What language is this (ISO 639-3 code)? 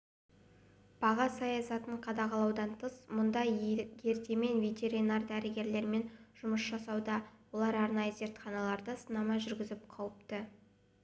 kaz